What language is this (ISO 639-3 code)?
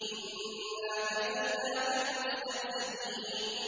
ara